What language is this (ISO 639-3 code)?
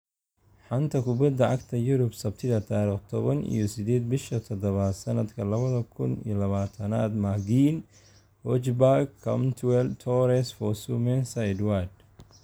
som